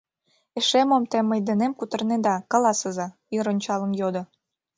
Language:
Mari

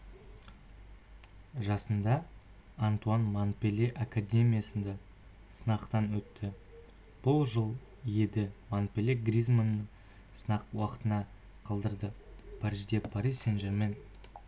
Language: Kazakh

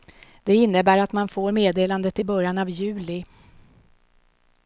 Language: Swedish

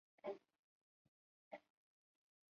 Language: Chinese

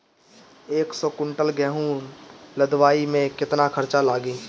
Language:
Bhojpuri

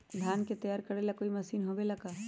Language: Magahi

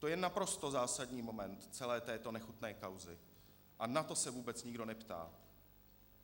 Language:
Czech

